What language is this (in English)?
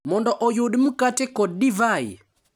Luo (Kenya and Tanzania)